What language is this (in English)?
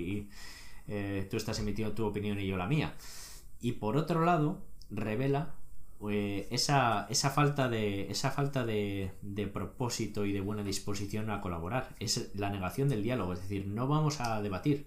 Spanish